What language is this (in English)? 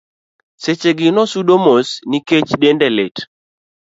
Luo (Kenya and Tanzania)